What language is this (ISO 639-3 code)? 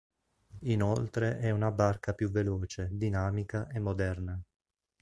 ita